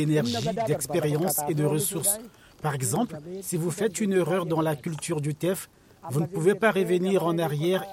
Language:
French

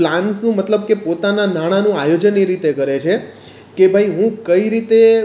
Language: Gujarati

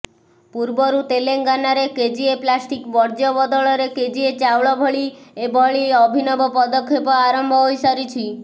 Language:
Odia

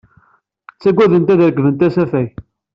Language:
Kabyle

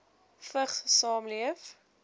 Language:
Afrikaans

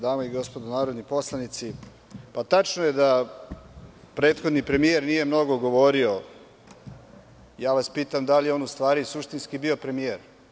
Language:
Serbian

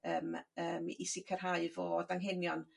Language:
Welsh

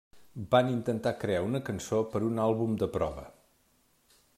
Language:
Catalan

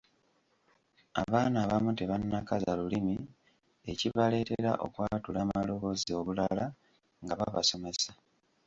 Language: Ganda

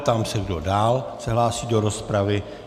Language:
Czech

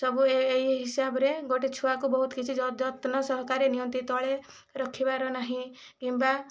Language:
Odia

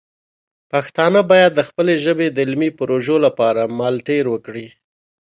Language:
Pashto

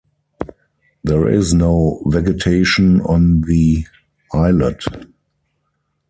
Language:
English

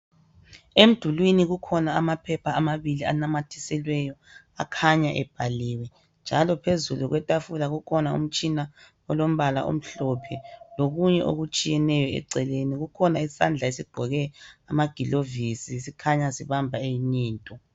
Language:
North Ndebele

